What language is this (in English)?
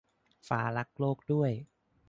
Thai